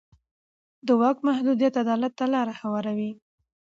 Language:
Pashto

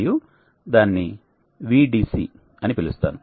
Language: Telugu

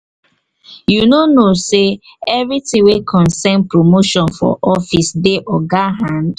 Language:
Nigerian Pidgin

